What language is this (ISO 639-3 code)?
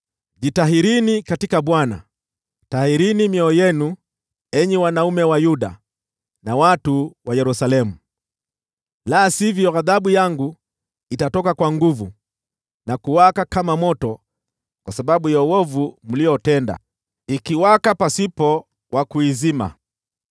swa